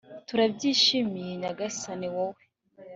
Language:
Kinyarwanda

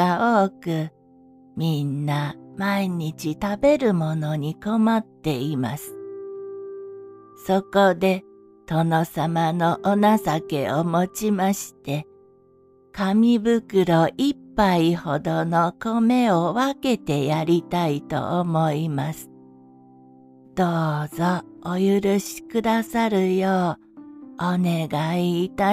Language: Japanese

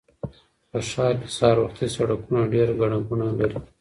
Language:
Pashto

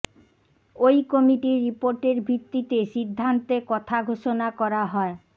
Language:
Bangla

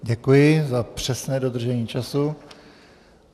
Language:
Czech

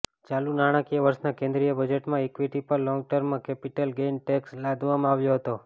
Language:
Gujarati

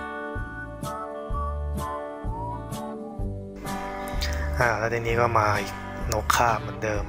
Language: Thai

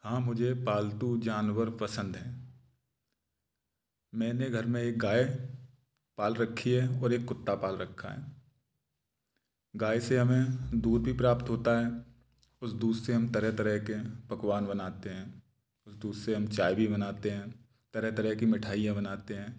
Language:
Hindi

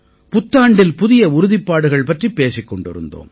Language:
Tamil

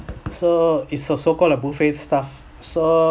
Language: English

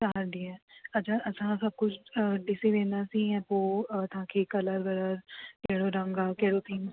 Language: Sindhi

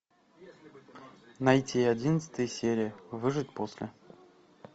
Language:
Russian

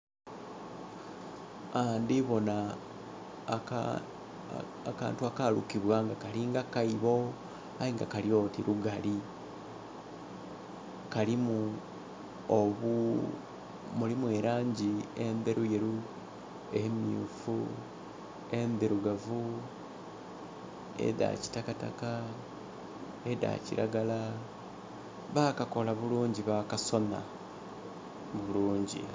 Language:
Soga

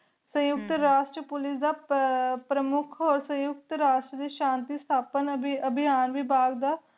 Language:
Punjabi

